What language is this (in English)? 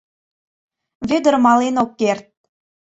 Mari